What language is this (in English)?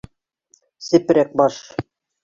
Bashkir